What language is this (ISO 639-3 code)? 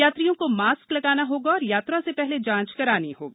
hin